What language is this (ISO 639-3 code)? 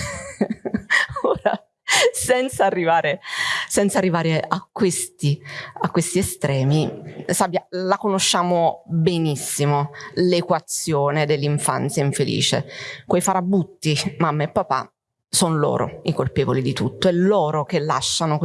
ita